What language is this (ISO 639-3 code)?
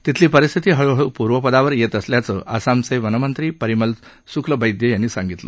mar